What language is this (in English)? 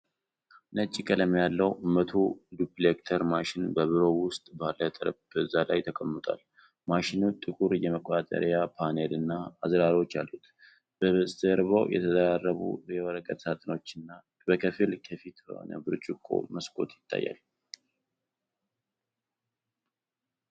Amharic